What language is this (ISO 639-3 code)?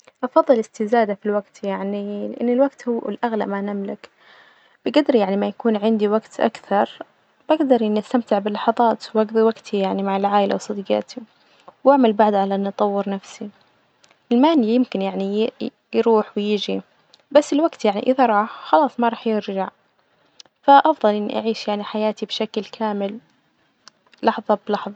ars